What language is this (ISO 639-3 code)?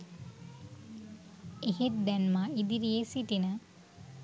sin